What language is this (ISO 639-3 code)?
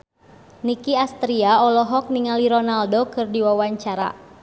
sun